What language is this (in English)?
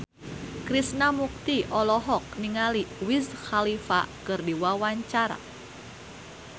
Sundanese